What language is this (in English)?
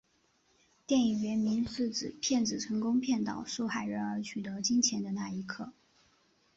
Chinese